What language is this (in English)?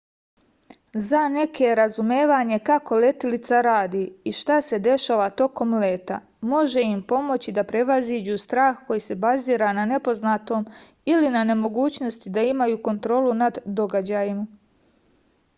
Serbian